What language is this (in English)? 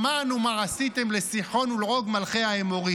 Hebrew